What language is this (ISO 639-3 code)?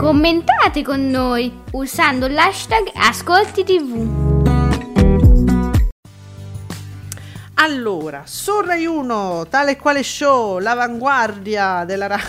ita